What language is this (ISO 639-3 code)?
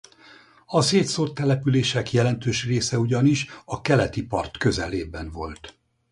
hun